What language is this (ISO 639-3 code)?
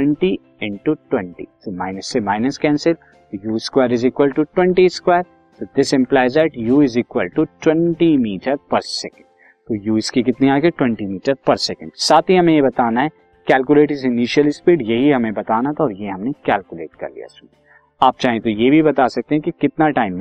hin